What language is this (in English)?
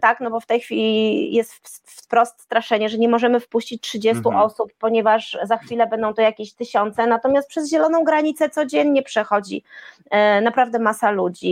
Polish